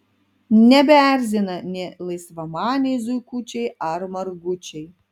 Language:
Lithuanian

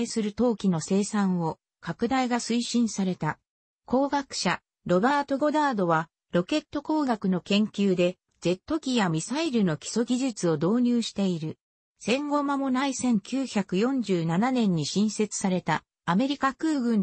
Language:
Japanese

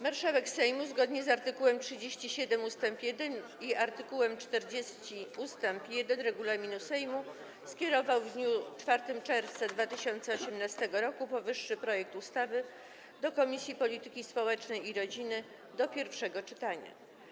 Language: Polish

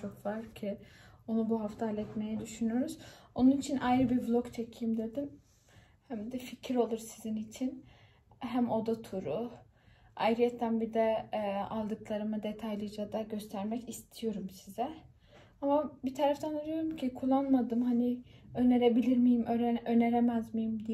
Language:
Turkish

